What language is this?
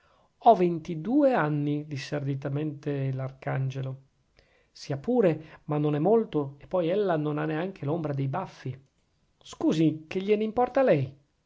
Italian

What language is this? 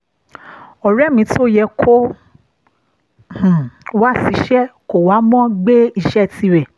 Yoruba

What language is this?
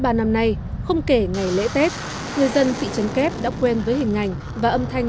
Vietnamese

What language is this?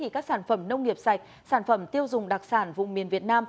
Vietnamese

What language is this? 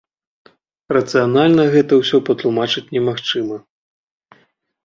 Belarusian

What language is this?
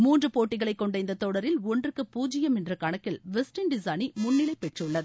Tamil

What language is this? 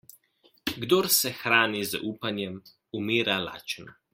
Slovenian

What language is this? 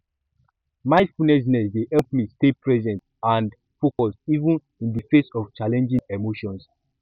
Nigerian Pidgin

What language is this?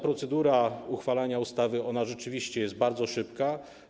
Polish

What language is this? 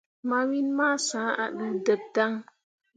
Mundang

